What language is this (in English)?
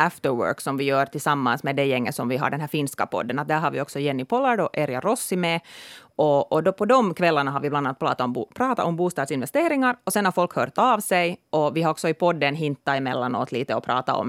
Swedish